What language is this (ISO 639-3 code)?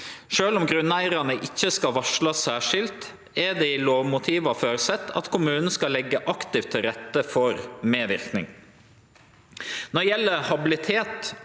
nor